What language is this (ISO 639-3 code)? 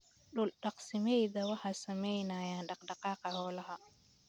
som